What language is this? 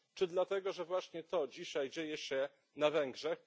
Polish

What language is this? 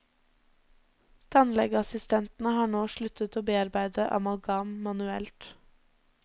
Norwegian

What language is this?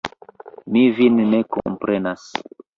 Esperanto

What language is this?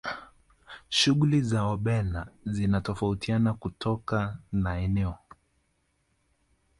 Swahili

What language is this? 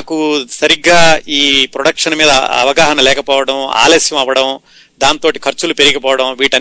Telugu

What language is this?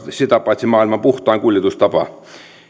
Finnish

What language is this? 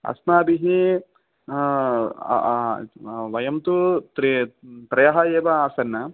Sanskrit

